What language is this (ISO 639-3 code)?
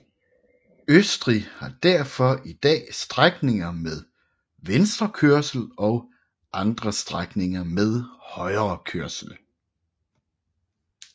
dan